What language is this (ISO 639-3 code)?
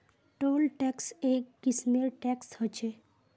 mag